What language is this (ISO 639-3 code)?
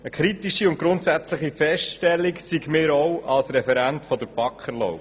gsw